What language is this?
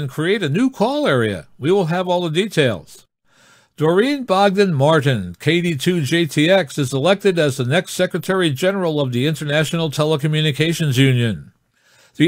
English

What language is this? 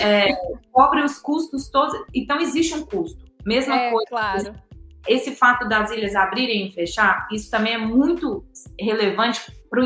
Portuguese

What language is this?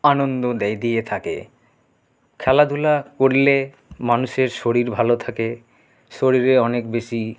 Bangla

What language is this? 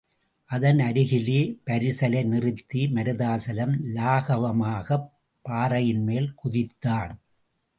Tamil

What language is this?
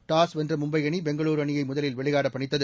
Tamil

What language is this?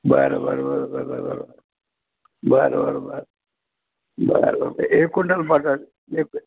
Marathi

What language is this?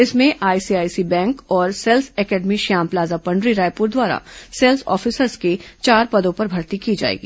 Hindi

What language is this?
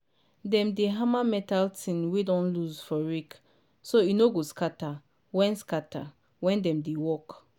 Nigerian Pidgin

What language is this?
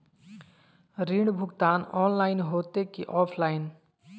Magahi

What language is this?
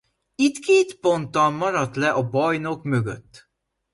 Hungarian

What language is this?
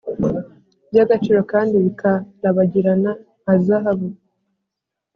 Kinyarwanda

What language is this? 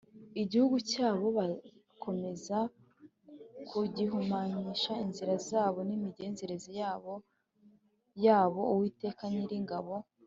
Kinyarwanda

